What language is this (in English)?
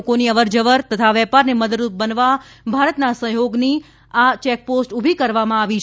Gujarati